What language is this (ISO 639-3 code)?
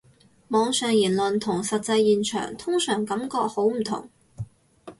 yue